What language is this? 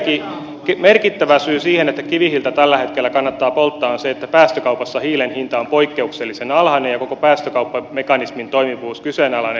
Finnish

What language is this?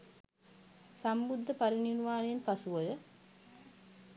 Sinhala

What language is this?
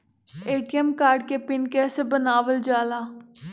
Magahi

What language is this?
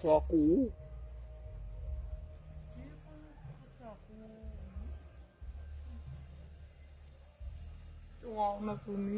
Romanian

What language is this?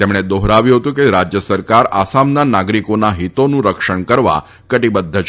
Gujarati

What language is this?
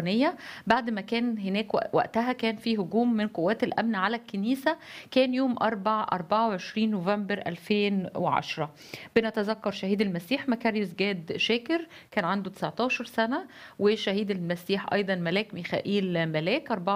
Arabic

